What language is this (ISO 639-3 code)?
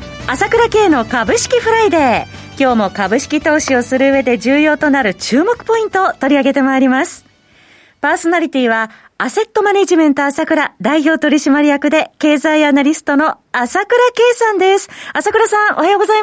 jpn